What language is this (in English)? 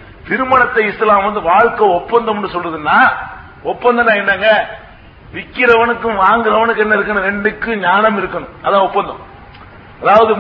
Tamil